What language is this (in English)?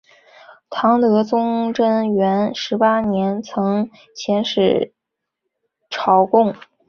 Chinese